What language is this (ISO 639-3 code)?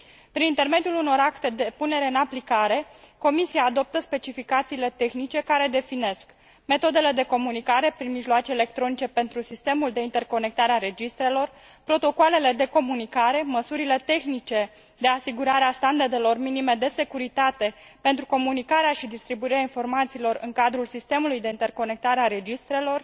ron